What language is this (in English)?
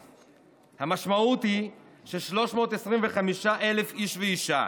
Hebrew